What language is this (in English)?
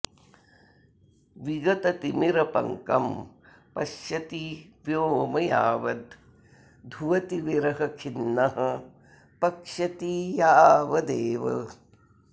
Sanskrit